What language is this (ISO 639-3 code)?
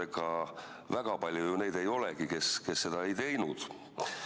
est